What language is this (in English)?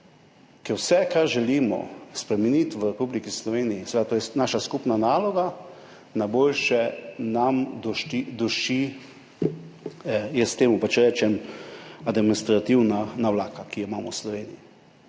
Slovenian